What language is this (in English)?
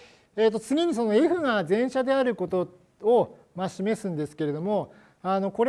Japanese